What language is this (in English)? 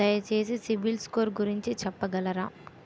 Telugu